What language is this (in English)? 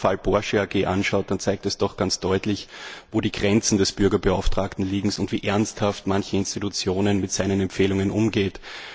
German